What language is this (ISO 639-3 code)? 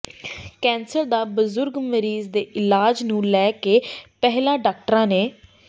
pan